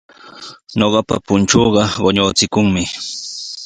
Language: Sihuas Ancash Quechua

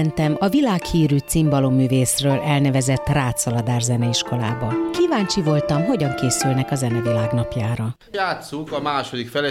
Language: Hungarian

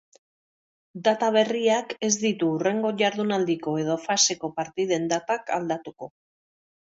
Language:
Basque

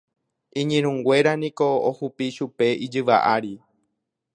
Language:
Guarani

